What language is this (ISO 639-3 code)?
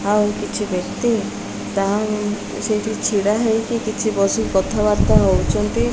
ori